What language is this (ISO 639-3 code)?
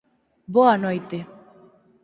glg